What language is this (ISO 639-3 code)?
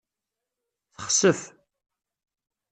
kab